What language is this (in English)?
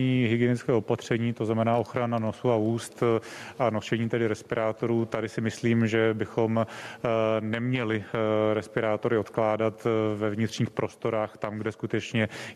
Czech